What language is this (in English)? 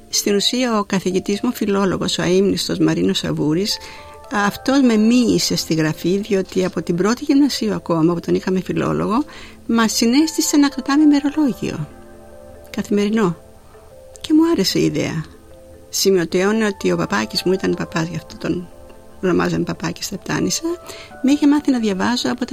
Greek